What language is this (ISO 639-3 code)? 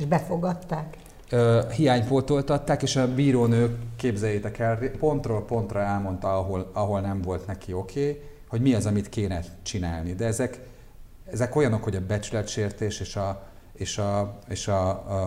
hun